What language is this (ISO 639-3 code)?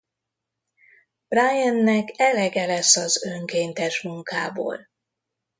hun